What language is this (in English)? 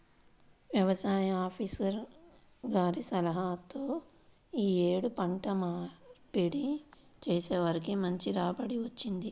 Telugu